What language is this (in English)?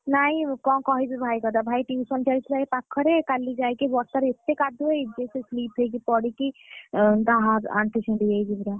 Odia